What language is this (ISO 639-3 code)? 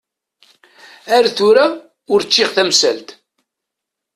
kab